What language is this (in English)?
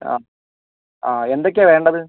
Malayalam